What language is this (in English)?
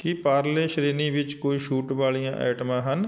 Punjabi